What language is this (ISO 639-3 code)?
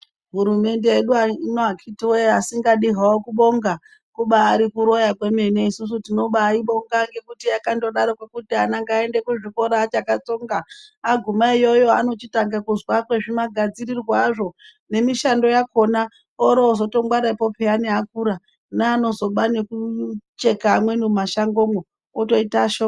ndc